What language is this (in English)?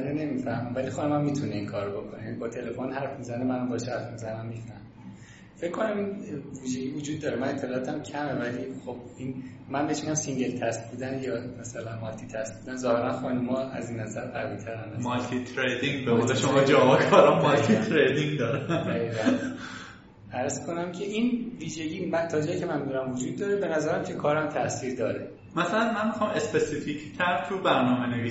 Persian